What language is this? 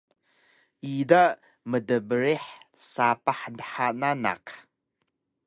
Taroko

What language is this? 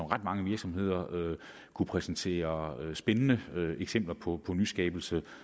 Danish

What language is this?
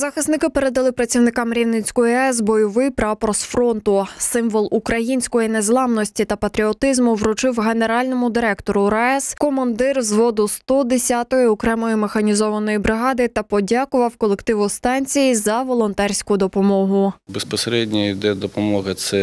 Ukrainian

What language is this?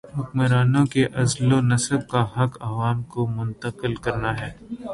Urdu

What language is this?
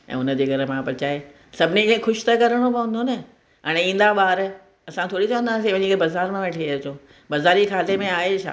Sindhi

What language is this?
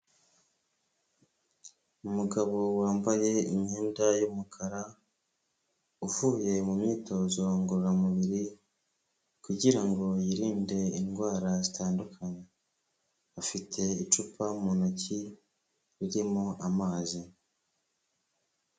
Kinyarwanda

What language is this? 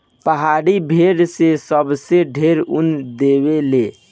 Bhojpuri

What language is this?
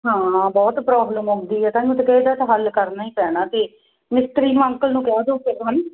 Punjabi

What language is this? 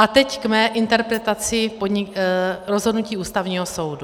Czech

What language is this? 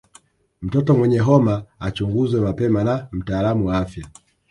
Swahili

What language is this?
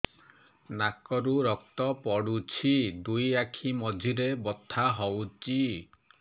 Odia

